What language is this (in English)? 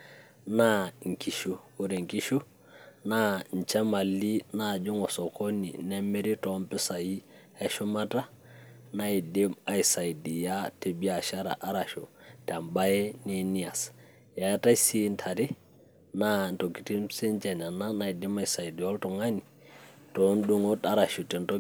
Masai